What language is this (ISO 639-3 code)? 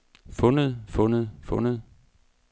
dan